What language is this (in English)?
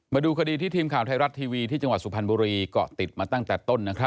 Thai